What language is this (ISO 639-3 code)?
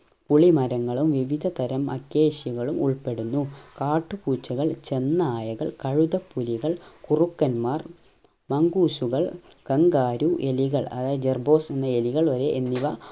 mal